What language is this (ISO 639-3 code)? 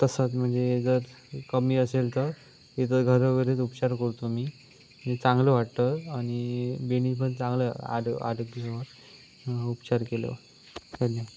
mar